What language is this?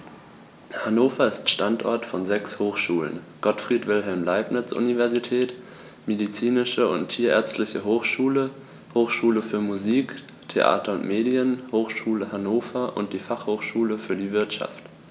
German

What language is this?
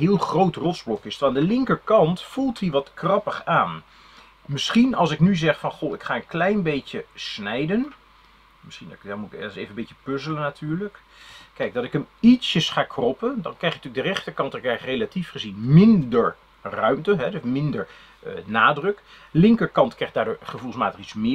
Dutch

